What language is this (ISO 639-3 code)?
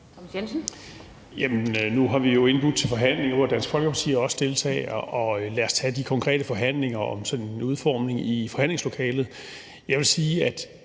dan